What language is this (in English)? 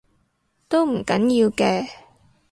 Cantonese